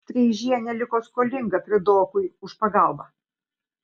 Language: Lithuanian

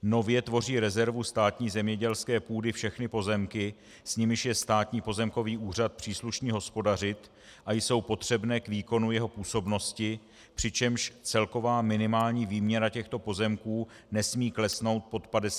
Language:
Czech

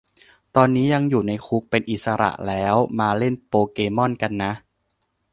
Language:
Thai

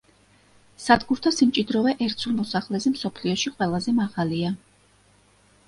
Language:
Georgian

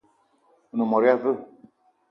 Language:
Eton (Cameroon)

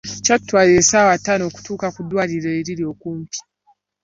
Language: Ganda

